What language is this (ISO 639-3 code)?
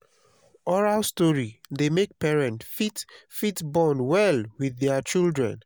pcm